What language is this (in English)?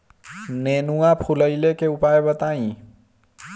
Bhojpuri